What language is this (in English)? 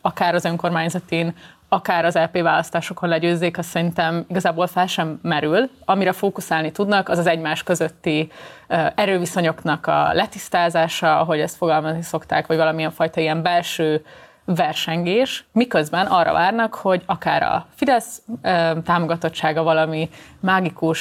Hungarian